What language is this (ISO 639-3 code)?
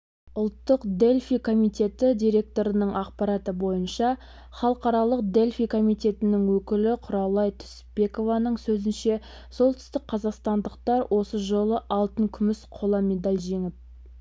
kaz